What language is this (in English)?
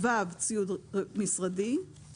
Hebrew